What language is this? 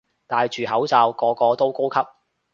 Cantonese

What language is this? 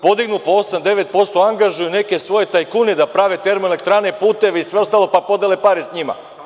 Serbian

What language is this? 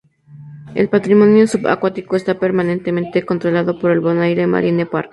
Spanish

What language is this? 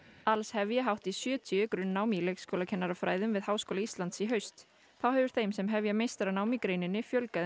Icelandic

